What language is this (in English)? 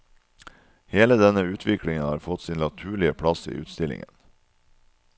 Norwegian